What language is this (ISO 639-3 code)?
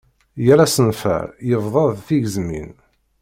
kab